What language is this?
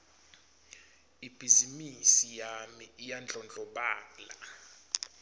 Swati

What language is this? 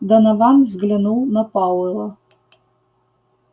Russian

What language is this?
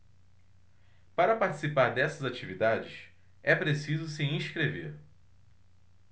Portuguese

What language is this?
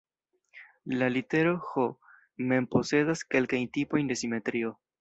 Esperanto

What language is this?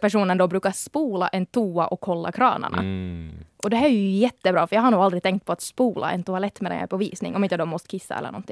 Swedish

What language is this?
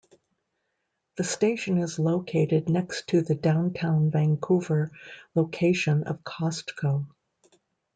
English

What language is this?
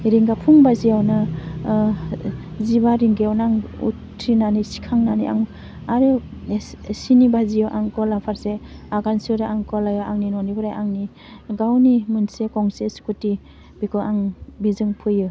Bodo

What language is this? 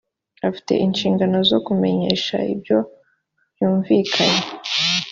Kinyarwanda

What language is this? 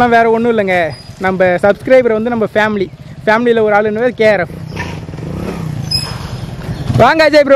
Arabic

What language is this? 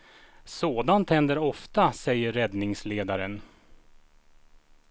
Swedish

